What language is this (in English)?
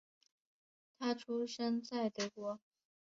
Chinese